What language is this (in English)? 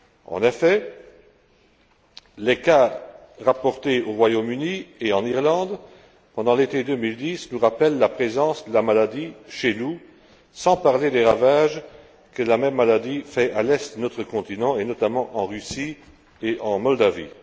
French